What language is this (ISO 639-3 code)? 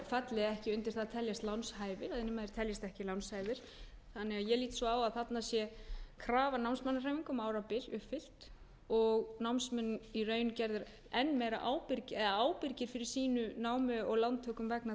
isl